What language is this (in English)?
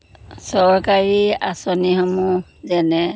Assamese